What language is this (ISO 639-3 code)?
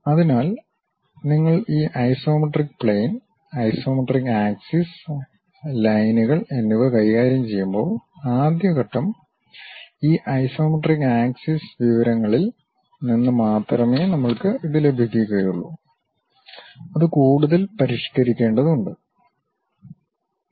mal